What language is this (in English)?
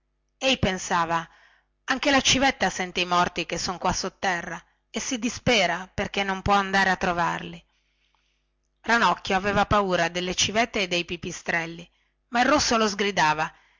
Italian